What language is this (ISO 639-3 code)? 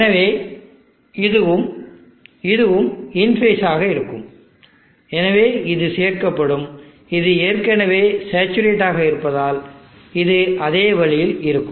tam